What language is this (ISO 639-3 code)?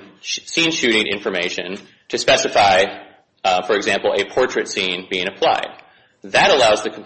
eng